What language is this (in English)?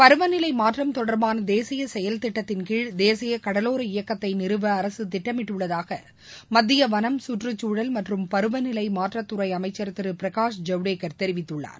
Tamil